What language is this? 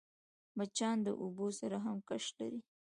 Pashto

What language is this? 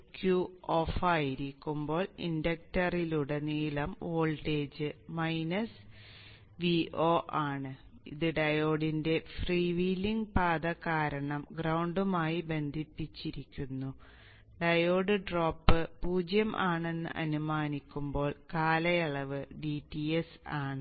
Malayalam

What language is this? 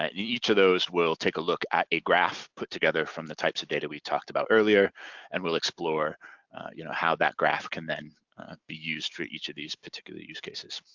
English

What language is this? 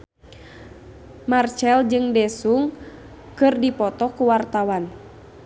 Sundanese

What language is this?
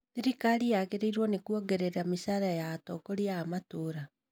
Kikuyu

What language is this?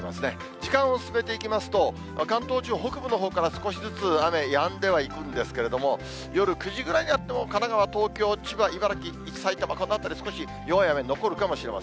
Japanese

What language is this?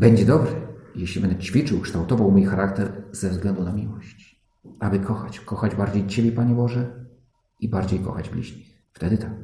Polish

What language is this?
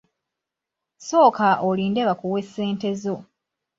Ganda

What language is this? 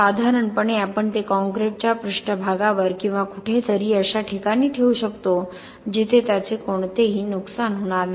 Marathi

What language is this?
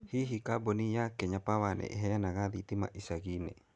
Kikuyu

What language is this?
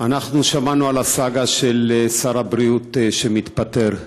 Hebrew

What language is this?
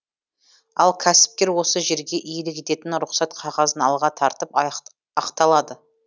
Kazakh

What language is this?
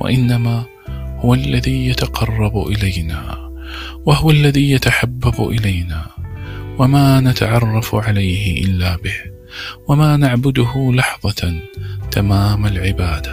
Arabic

